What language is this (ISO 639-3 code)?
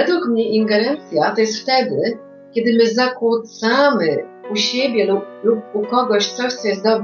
pol